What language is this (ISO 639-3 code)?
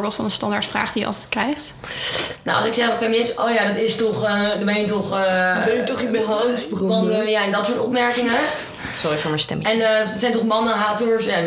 nld